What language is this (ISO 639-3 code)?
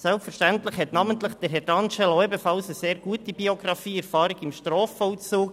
gsw